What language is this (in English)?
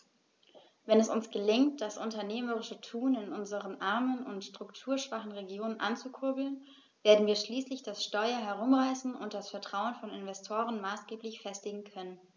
German